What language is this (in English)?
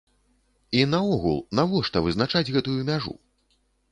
Belarusian